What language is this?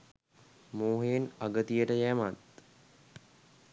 Sinhala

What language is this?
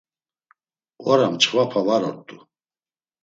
Laz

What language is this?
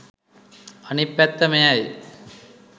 Sinhala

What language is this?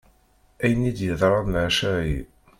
Kabyle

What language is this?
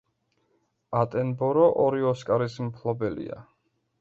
Georgian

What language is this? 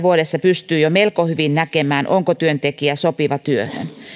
Finnish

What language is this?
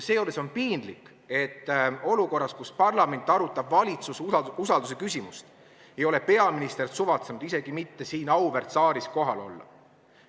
Estonian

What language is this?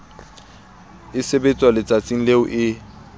Southern Sotho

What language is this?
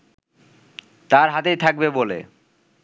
Bangla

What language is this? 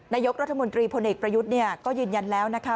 Thai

